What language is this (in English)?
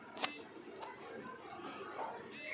Bangla